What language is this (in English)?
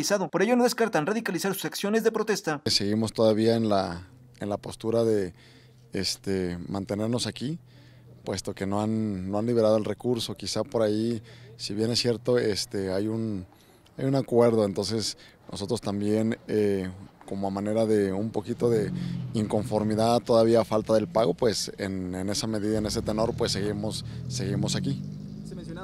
Spanish